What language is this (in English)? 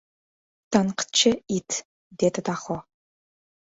Uzbek